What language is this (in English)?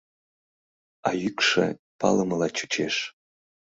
Mari